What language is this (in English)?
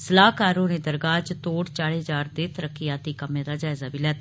Dogri